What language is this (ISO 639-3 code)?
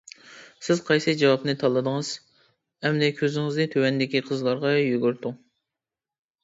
uig